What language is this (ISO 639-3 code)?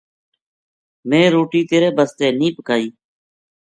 gju